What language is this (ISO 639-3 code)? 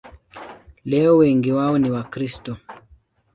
swa